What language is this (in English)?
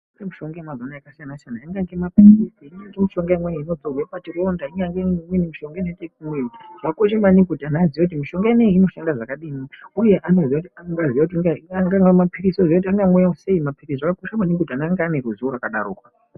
Ndau